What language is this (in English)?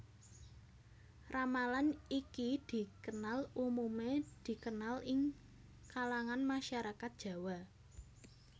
Javanese